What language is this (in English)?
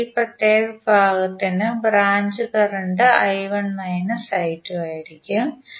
Malayalam